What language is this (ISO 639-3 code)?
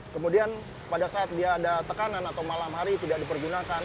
ind